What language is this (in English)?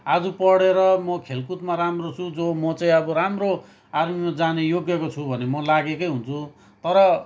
Nepali